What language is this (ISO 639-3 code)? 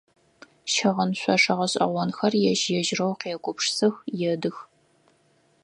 ady